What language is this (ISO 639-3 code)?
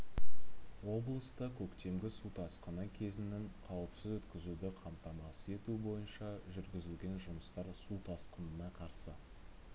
kaz